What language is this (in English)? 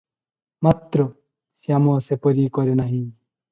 Odia